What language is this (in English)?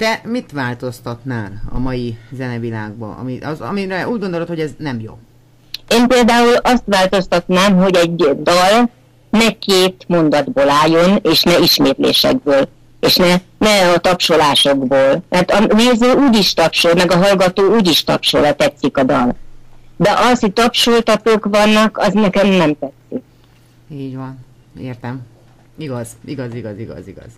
Hungarian